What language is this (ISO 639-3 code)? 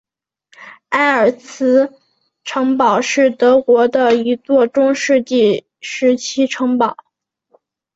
zho